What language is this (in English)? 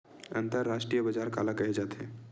Chhattisgarhi